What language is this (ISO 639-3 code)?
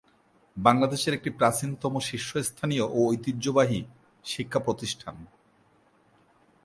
ben